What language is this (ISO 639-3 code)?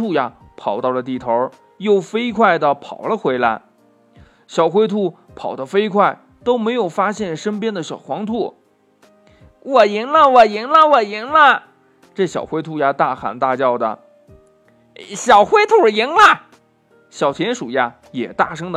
zho